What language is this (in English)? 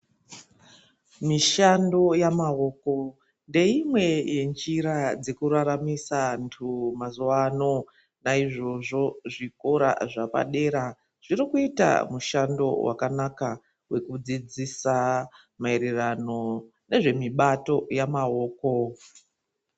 Ndau